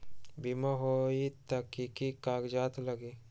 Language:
Magahi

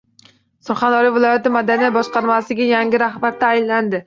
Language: Uzbek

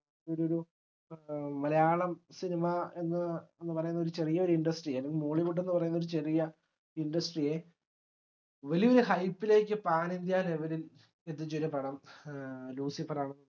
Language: Malayalam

